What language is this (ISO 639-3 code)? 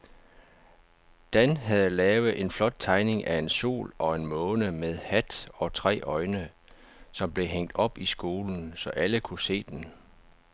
dan